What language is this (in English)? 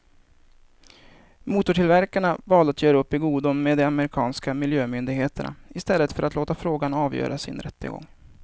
Swedish